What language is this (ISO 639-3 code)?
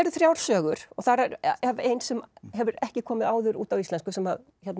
isl